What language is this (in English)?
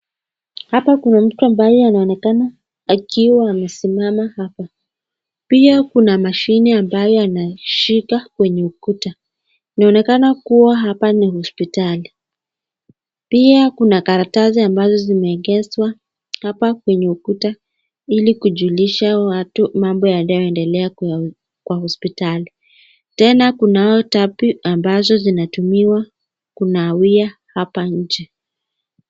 Swahili